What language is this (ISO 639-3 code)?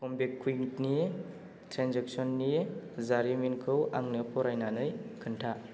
brx